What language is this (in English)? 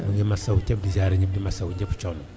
Wolof